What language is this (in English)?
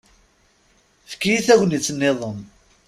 Kabyle